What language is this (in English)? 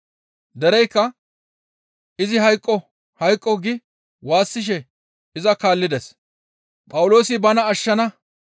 Gamo